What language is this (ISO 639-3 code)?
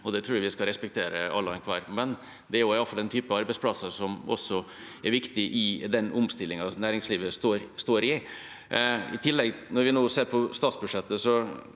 nor